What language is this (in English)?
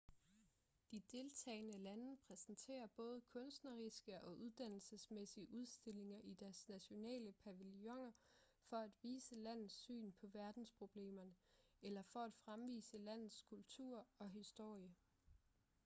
Danish